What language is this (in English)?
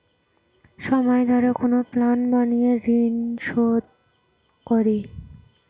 Bangla